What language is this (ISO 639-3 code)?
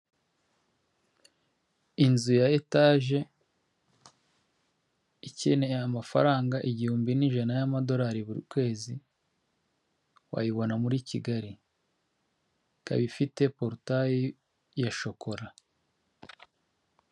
kin